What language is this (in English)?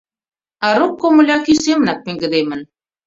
Mari